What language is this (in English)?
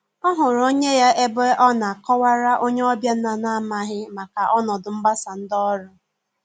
Igbo